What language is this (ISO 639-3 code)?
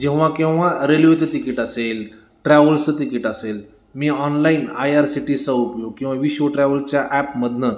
mar